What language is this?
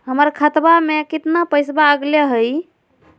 Magahi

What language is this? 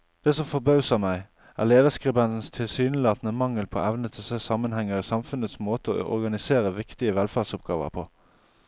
Norwegian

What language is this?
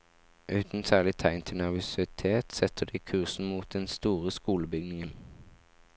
Norwegian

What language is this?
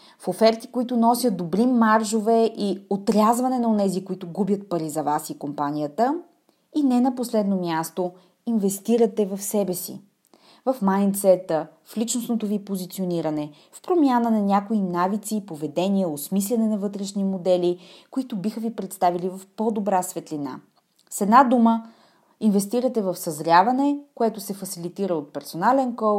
Bulgarian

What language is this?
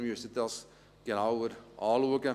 Swiss German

